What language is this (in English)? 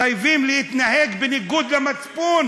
Hebrew